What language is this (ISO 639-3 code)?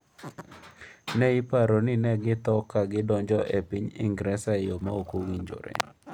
luo